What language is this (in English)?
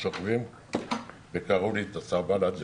Hebrew